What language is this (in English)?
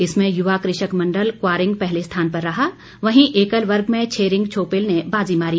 Hindi